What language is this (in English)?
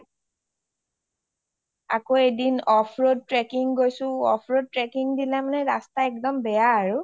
Assamese